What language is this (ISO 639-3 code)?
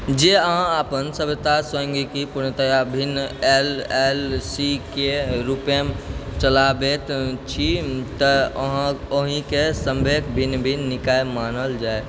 mai